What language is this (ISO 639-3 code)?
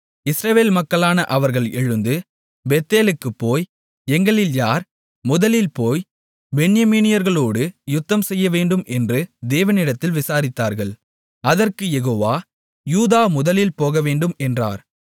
tam